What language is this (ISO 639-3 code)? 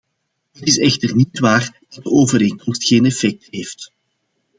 nld